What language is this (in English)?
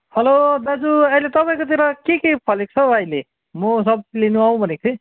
Nepali